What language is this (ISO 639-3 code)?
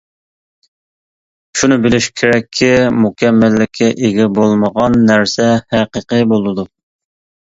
uig